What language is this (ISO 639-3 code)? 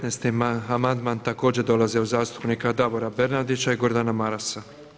hrv